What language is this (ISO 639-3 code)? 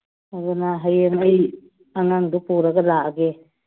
mni